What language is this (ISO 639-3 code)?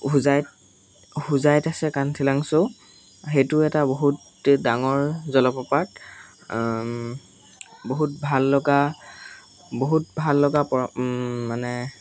asm